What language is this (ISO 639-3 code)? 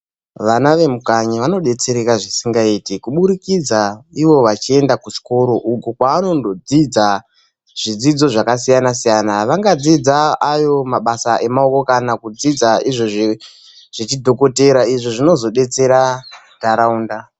ndc